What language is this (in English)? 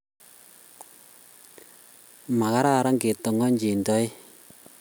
Kalenjin